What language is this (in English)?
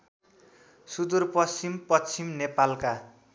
Nepali